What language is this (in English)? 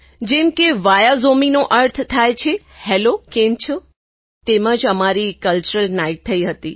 Gujarati